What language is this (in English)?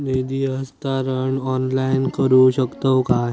Marathi